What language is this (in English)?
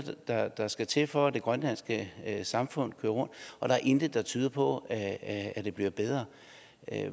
Danish